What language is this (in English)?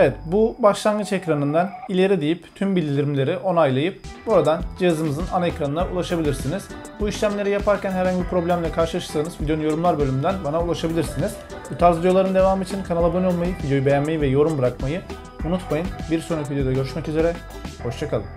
Turkish